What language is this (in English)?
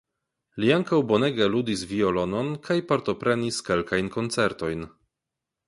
Esperanto